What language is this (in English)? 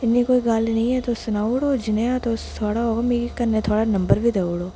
Dogri